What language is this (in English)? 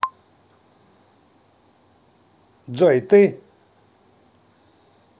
Russian